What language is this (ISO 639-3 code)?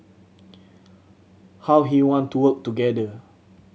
eng